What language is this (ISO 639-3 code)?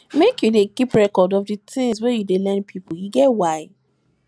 pcm